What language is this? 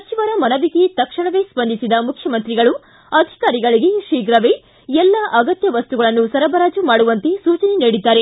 Kannada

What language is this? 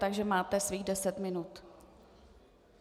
Czech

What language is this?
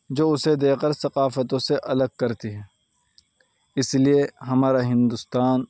Urdu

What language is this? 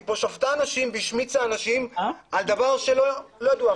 Hebrew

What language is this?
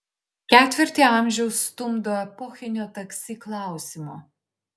Lithuanian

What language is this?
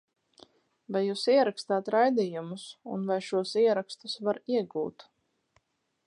Latvian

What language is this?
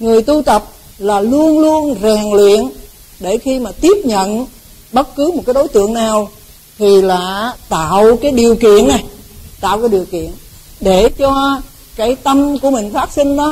Vietnamese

